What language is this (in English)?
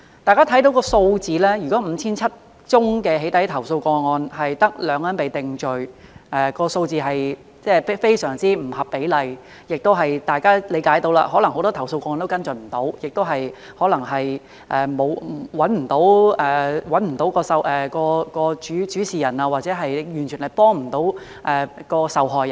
Cantonese